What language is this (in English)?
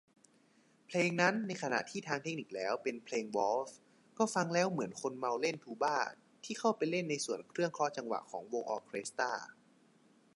Thai